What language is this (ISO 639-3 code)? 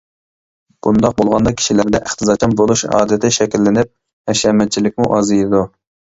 uig